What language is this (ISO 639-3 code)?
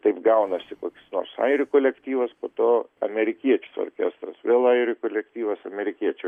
lit